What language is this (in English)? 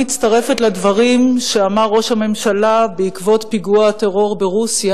Hebrew